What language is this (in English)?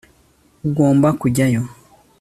Kinyarwanda